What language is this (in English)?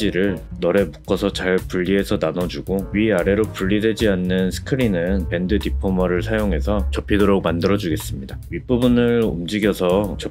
Korean